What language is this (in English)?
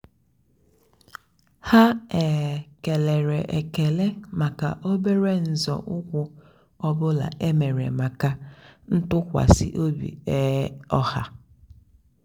Igbo